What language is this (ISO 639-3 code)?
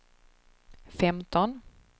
swe